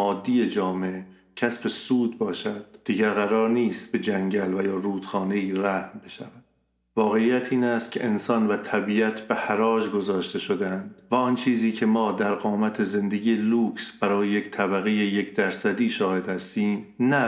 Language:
Persian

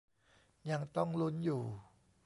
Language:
Thai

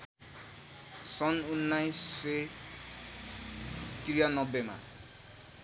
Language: Nepali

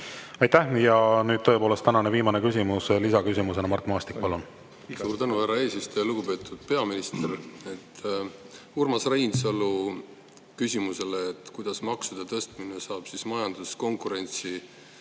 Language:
Estonian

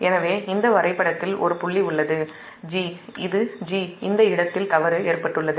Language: Tamil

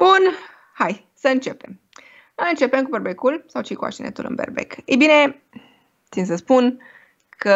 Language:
Romanian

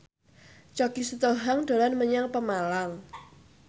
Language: Javanese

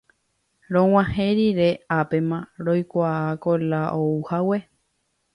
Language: Guarani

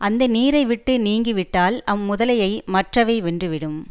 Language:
Tamil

